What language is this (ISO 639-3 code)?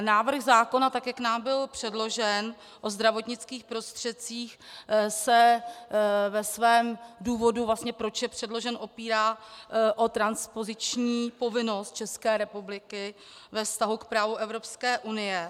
ces